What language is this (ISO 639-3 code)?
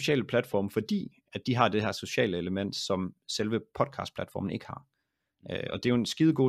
dan